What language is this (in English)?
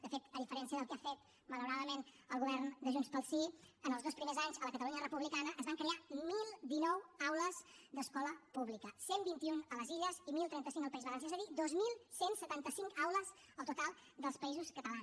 Catalan